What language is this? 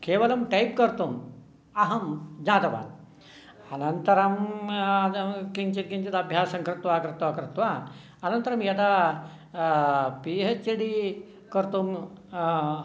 Sanskrit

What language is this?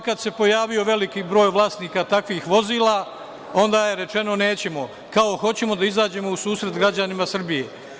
Serbian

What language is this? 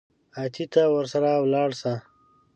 Pashto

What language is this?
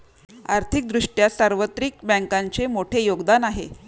Marathi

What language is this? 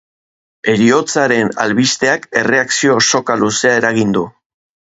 Basque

